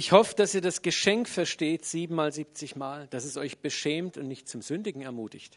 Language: German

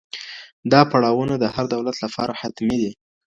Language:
Pashto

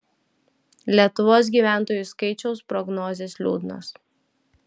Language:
Lithuanian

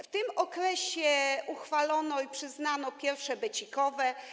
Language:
Polish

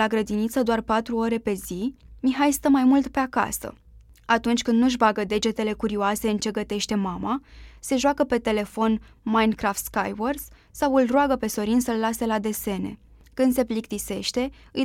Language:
Romanian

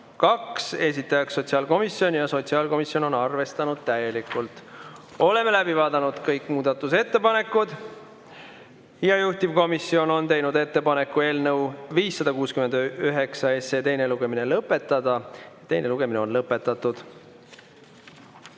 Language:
Estonian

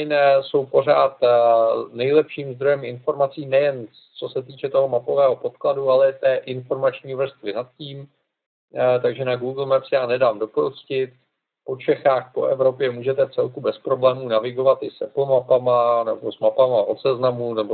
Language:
Czech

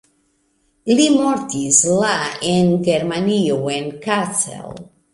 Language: Esperanto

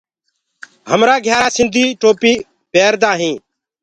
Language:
Gurgula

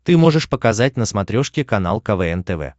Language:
Russian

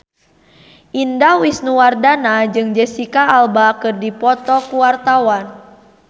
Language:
Sundanese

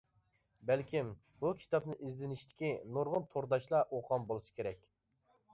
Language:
Uyghur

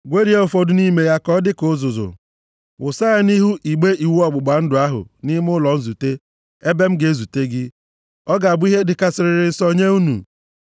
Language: Igbo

